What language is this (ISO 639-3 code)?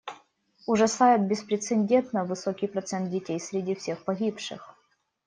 rus